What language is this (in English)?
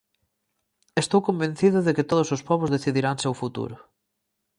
Galician